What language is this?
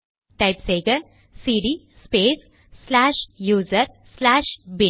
Tamil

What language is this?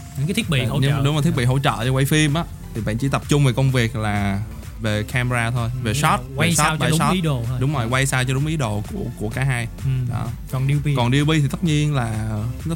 Vietnamese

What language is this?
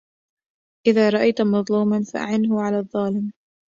Arabic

